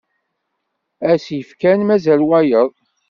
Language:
Kabyle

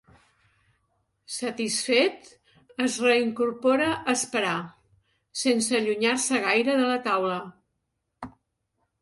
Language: Catalan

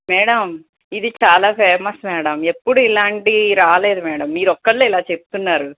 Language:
Telugu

